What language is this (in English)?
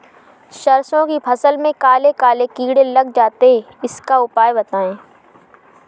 Hindi